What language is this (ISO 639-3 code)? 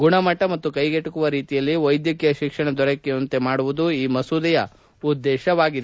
kan